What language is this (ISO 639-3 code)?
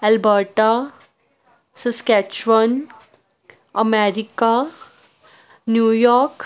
pan